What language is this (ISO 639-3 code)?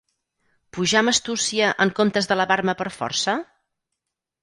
cat